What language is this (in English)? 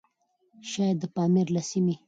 Pashto